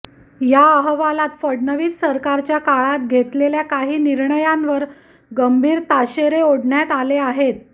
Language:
Marathi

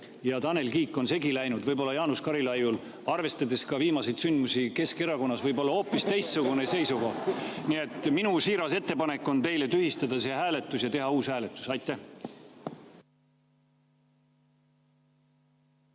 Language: Estonian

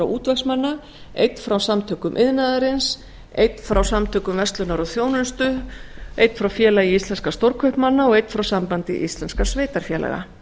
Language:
Icelandic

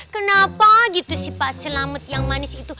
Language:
Indonesian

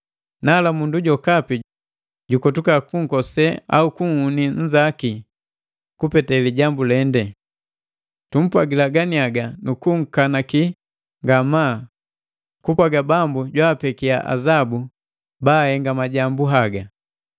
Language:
Matengo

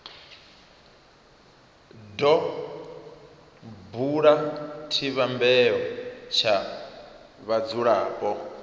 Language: Venda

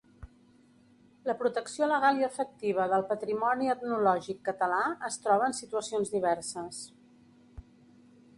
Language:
Catalan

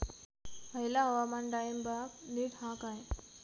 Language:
Marathi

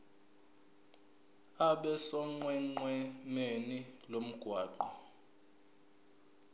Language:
Zulu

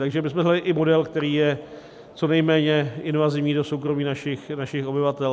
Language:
Czech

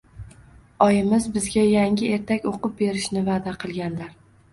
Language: Uzbek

